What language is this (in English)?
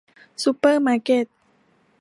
Thai